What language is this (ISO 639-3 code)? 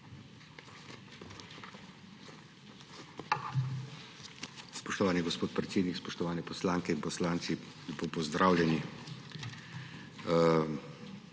slv